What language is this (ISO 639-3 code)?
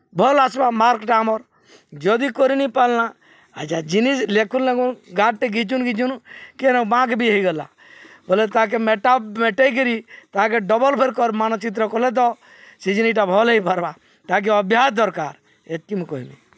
ori